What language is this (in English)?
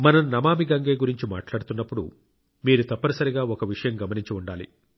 Telugu